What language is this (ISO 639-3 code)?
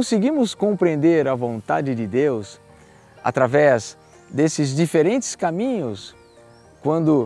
por